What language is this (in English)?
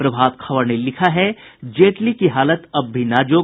Hindi